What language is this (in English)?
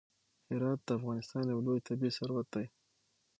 Pashto